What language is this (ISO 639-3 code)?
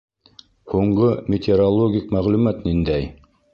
bak